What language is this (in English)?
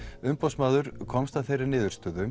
Icelandic